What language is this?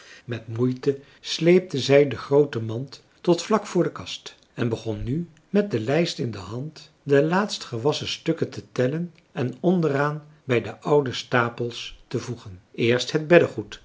Dutch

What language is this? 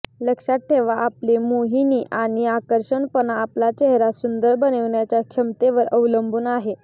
Marathi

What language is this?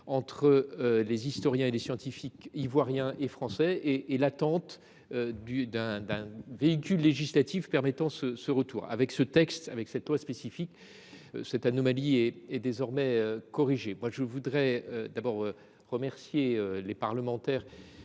French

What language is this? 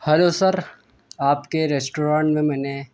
Urdu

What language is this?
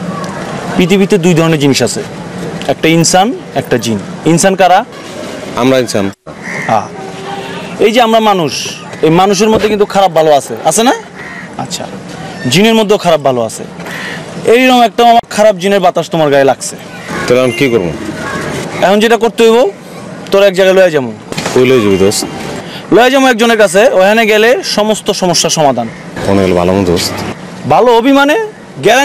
Hindi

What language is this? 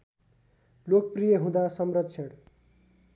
Nepali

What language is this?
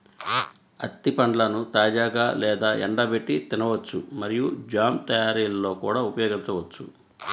Telugu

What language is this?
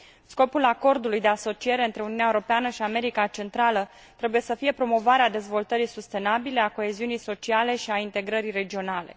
Romanian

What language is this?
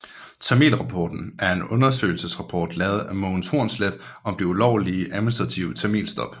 Danish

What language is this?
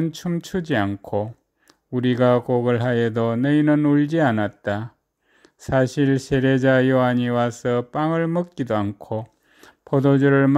Korean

